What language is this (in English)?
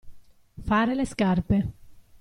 Italian